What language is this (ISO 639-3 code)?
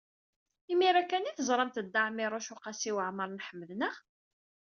kab